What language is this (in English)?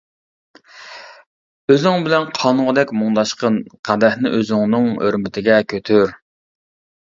Uyghur